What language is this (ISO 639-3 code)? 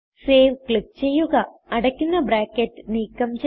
mal